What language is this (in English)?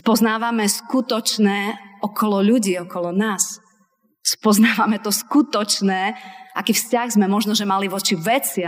Slovak